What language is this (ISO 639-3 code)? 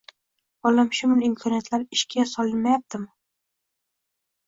uzb